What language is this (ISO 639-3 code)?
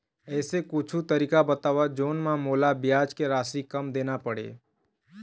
hne